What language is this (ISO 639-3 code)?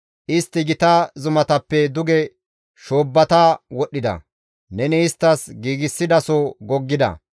gmv